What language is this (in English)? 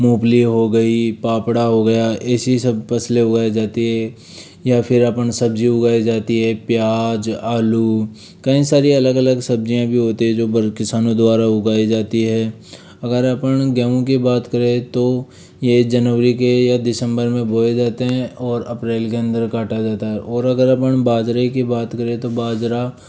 Hindi